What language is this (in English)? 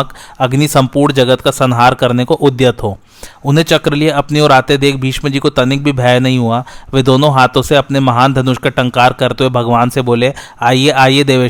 Hindi